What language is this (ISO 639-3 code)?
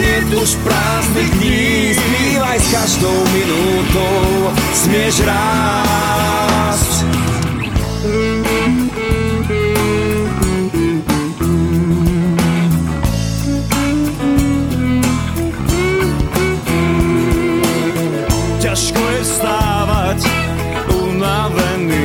slk